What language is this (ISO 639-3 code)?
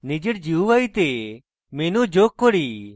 ben